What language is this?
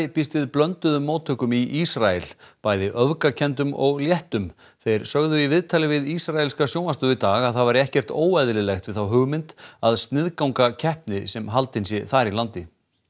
Icelandic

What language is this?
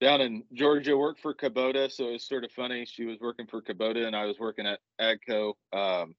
English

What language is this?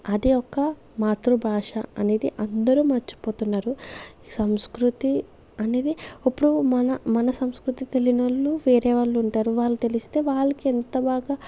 Telugu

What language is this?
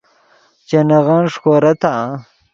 Yidgha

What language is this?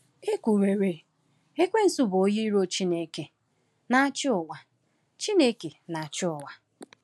Igbo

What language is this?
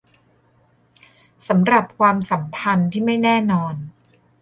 Thai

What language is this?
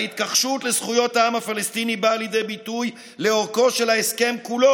Hebrew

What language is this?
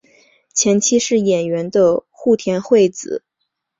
Chinese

